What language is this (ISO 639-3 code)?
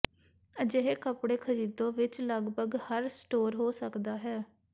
pan